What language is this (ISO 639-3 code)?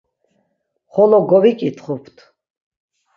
lzz